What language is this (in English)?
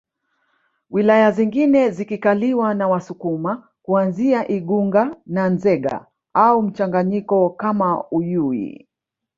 Swahili